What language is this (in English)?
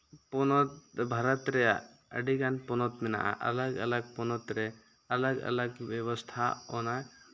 Santali